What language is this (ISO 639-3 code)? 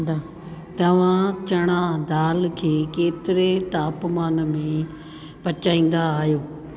snd